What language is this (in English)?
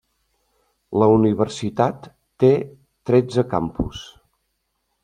Catalan